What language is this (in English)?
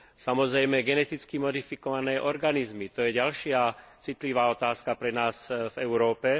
Slovak